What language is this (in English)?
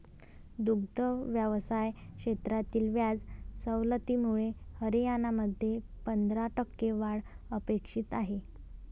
Marathi